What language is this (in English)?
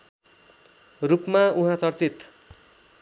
Nepali